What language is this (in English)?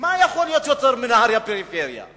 Hebrew